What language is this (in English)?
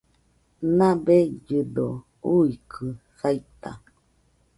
Nüpode Huitoto